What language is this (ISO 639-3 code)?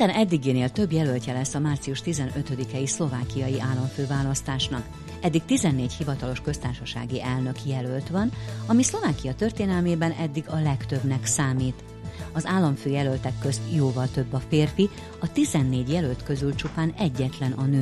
hun